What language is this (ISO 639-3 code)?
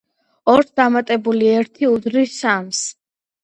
kat